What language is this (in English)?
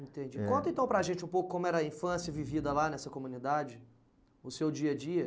Portuguese